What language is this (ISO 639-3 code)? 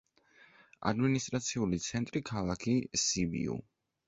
kat